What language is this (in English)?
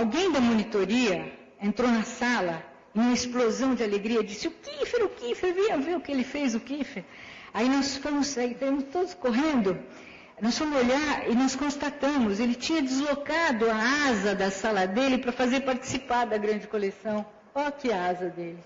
Portuguese